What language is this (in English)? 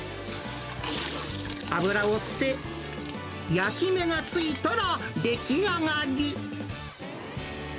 Japanese